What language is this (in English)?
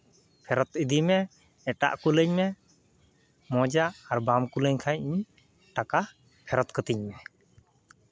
Santali